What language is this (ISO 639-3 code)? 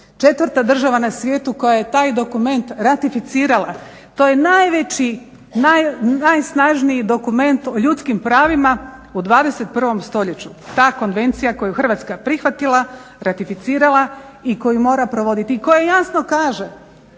hrv